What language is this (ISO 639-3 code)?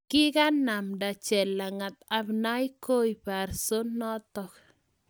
kln